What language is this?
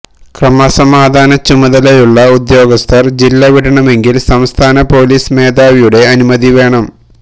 Malayalam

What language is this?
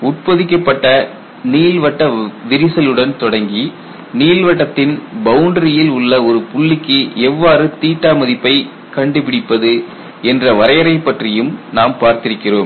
Tamil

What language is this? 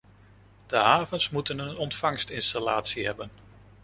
Dutch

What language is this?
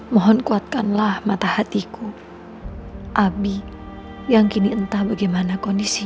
Indonesian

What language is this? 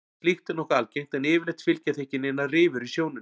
Icelandic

